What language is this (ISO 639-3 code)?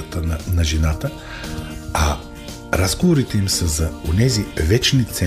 bul